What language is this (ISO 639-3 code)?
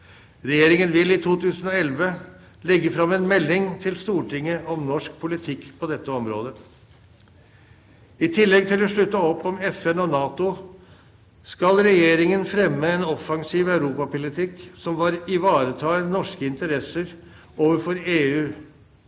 nor